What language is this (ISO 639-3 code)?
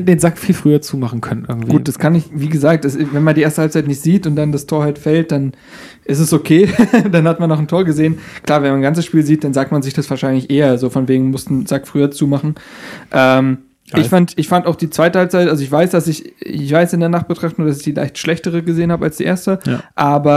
deu